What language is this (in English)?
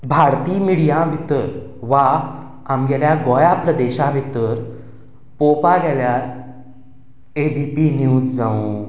Konkani